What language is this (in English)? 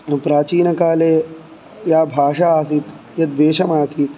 Sanskrit